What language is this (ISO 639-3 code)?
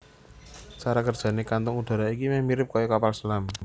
jav